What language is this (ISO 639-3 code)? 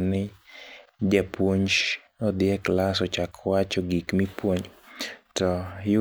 luo